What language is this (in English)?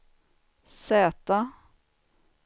Swedish